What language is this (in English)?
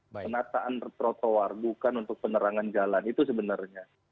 Indonesian